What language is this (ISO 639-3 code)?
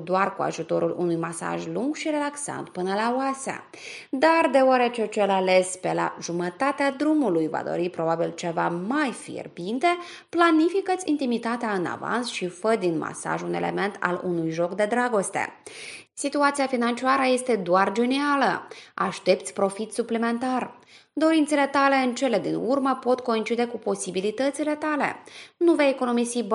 ron